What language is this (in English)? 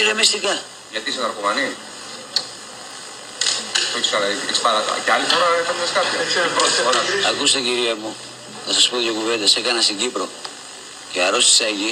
Greek